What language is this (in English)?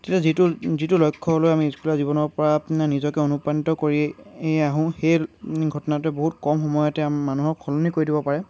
Assamese